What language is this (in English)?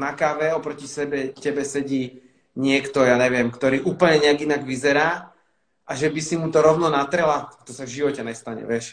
Slovak